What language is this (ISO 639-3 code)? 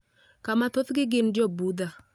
luo